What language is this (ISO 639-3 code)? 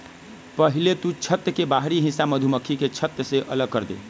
mag